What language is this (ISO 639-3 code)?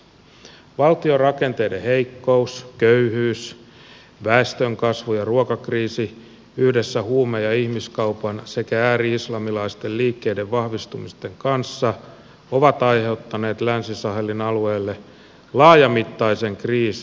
fin